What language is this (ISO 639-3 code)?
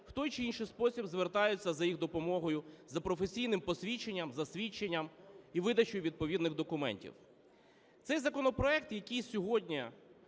ukr